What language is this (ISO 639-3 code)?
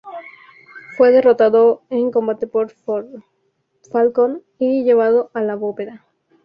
spa